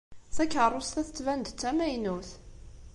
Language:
Kabyle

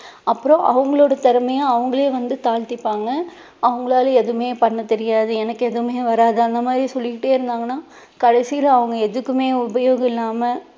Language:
Tamil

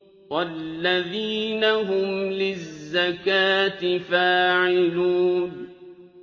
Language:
Arabic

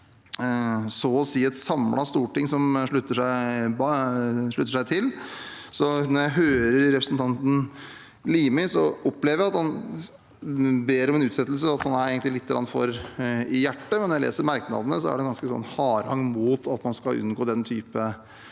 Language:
Norwegian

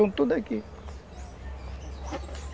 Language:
Portuguese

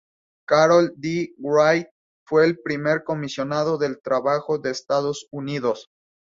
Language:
Spanish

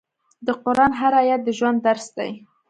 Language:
Pashto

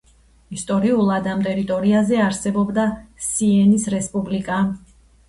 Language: Georgian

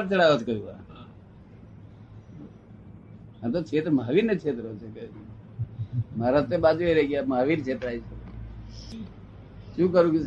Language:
Gujarati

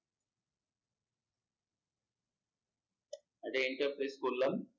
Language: Bangla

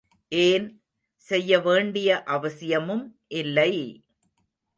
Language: Tamil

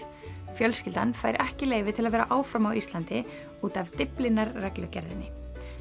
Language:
Icelandic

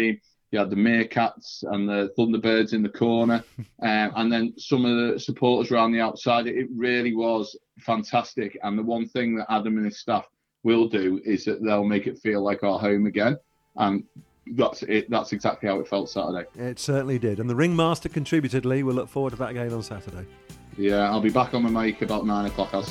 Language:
English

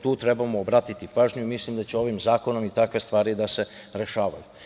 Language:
Serbian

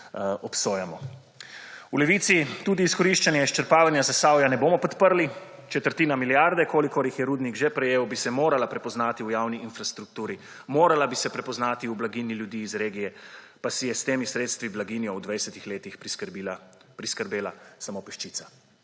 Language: Slovenian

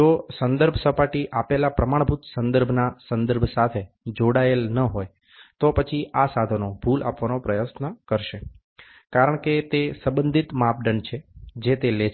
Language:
Gujarati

